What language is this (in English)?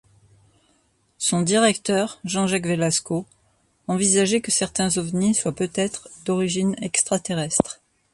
French